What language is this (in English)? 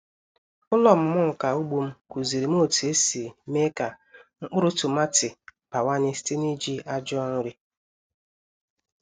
Igbo